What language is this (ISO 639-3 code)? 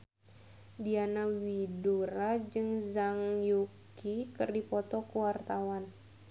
sun